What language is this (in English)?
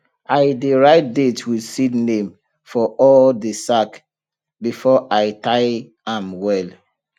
Nigerian Pidgin